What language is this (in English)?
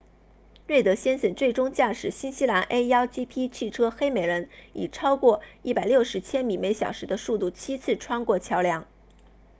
Chinese